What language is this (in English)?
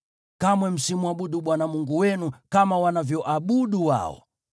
Swahili